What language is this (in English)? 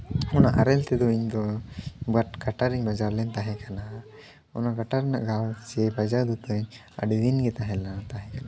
Santali